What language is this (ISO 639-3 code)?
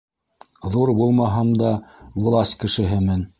bak